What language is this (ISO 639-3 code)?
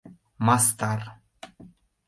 chm